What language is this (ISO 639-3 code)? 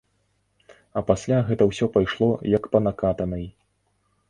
bel